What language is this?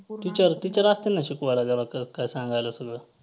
Marathi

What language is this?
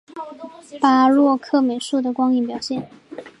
Chinese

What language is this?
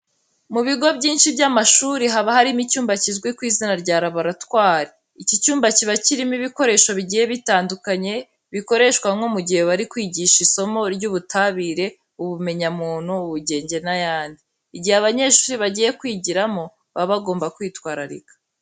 Kinyarwanda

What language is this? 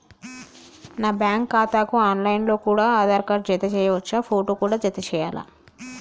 Telugu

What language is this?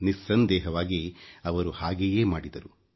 Kannada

